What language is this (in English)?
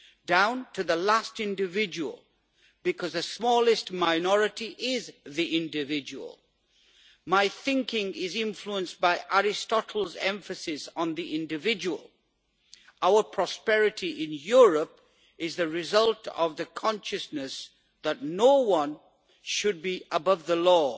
English